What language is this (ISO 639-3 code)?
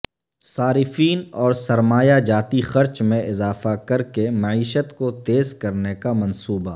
urd